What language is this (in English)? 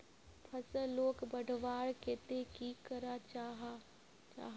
Magahi